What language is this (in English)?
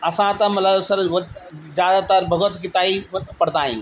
Sindhi